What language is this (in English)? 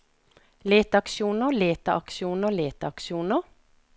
Norwegian